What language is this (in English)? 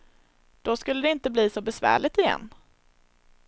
Swedish